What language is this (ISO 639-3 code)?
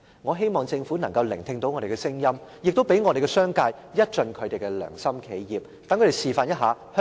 yue